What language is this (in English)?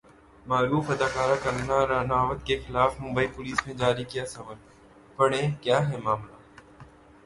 Urdu